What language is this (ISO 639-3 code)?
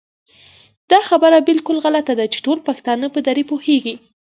pus